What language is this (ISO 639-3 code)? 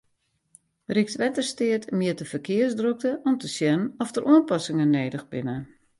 fry